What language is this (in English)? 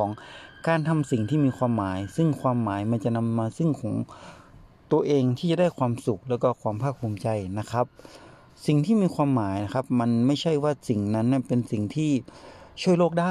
Thai